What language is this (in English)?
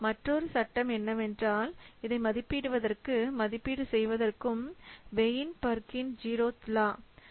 Tamil